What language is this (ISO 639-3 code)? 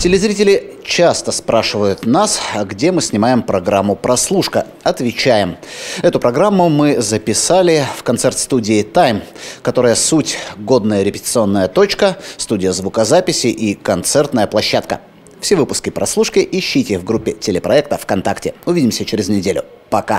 rus